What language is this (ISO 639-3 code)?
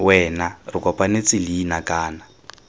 tsn